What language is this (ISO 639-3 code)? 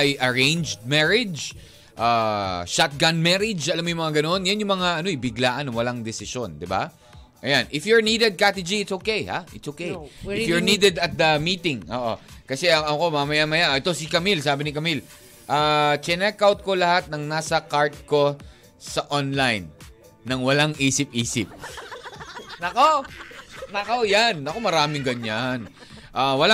fil